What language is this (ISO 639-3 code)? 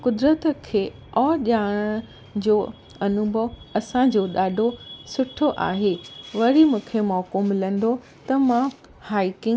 snd